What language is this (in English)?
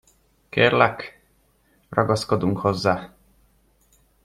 Hungarian